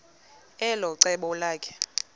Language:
Xhosa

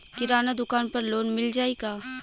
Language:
Bhojpuri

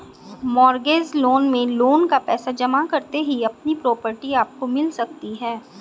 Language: Hindi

